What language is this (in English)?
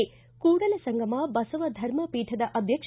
Kannada